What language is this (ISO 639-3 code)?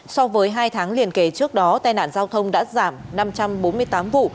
vie